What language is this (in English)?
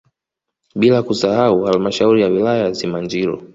Swahili